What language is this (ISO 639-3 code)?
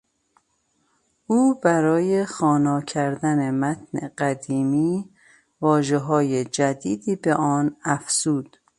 fas